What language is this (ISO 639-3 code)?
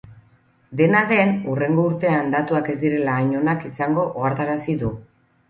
eus